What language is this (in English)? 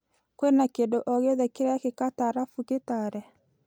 Kikuyu